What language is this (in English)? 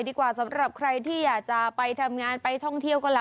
Thai